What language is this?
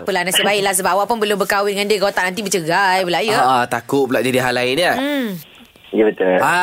Malay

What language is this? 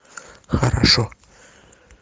Russian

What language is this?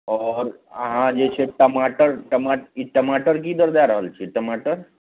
Maithili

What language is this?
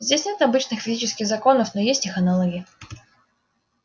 Russian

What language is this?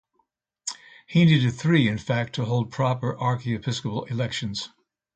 English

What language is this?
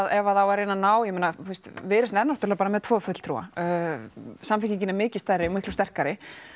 Icelandic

